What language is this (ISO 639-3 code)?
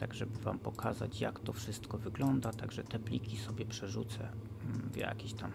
pol